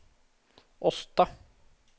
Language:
Norwegian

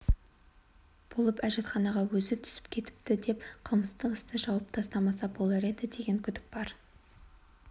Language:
Kazakh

